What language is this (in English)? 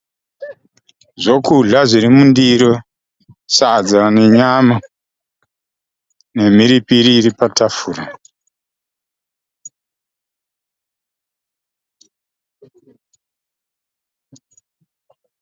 Shona